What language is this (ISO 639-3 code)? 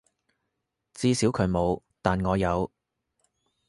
yue